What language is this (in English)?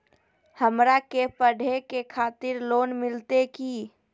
Magahi